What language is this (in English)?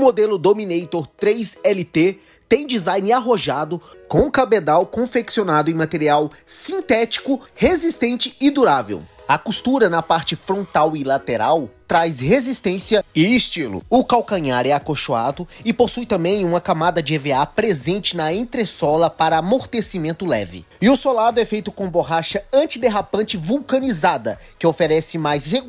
Portuguese